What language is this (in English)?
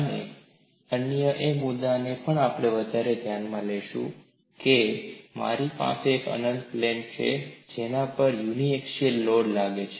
Gujarati